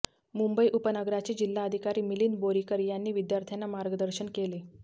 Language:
Marathi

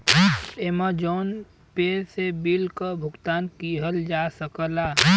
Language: Bhojpuri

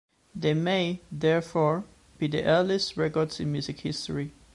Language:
English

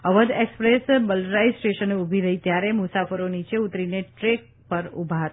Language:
Gujarati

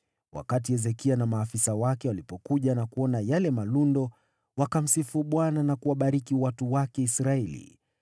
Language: Swahili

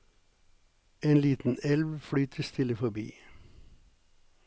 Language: Norwegian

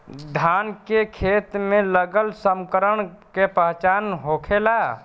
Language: Bhojpuri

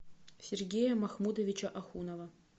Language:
Russian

